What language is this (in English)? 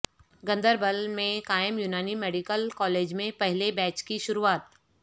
Urdu